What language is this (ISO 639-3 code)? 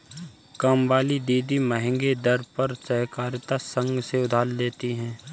hin